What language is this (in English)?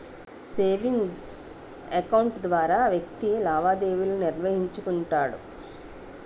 Telugu